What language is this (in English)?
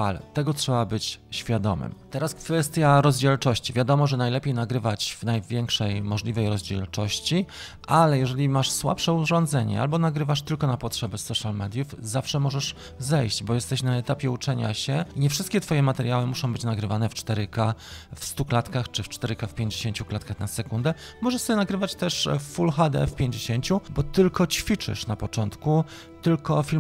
Polish